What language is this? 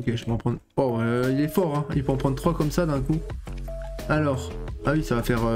French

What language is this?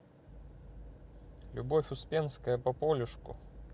Russian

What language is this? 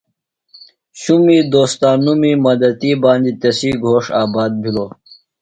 Phalura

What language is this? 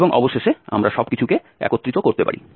Bangla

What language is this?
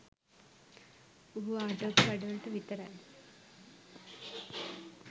Sinhala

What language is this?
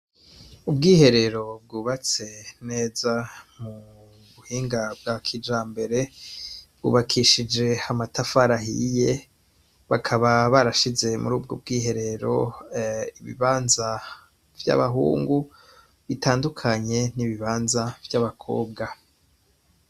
Rundi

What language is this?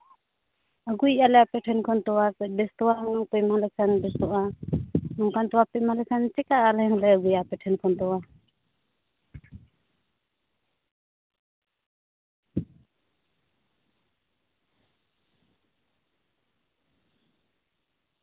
Santali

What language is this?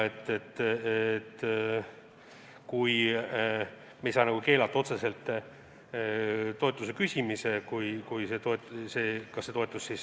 Estonian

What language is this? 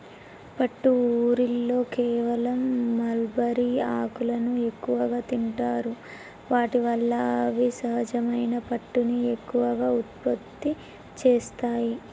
Telugu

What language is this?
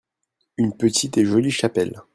French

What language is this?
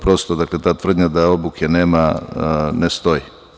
Serbian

